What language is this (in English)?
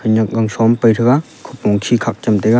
Wancho Naga